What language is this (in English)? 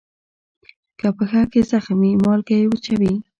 Pashto